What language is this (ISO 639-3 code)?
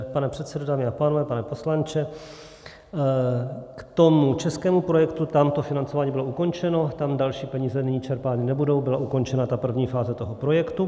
ces